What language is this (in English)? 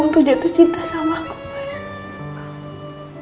Indonesian